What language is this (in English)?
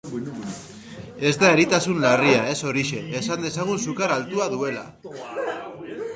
Basque